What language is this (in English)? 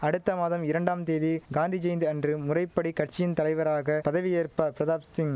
Tamil